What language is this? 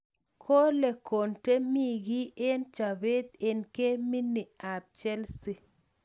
Kalenjin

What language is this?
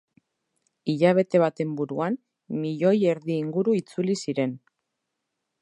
Basque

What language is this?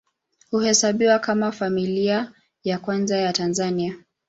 Swahili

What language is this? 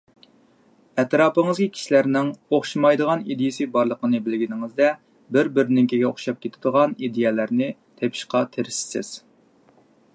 Uyghur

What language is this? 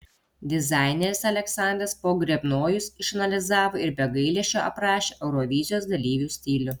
Lithuanian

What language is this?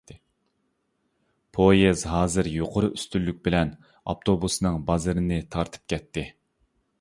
Uyghur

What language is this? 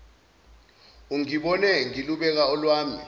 Zulu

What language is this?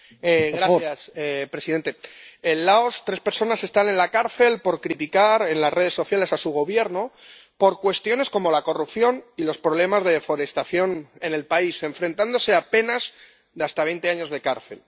Spanish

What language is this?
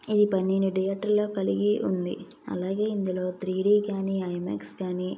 Telugu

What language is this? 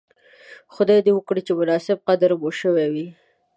Pashto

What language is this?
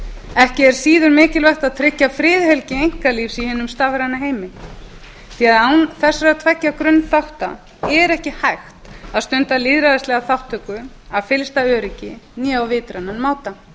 Icelandic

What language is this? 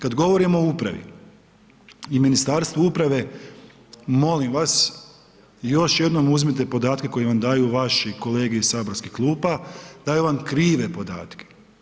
Croatian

